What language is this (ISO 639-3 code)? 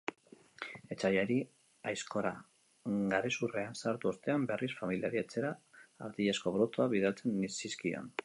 eus